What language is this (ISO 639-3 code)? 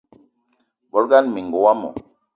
eto